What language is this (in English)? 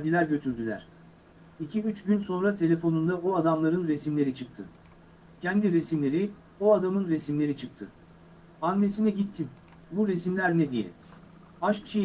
Turkish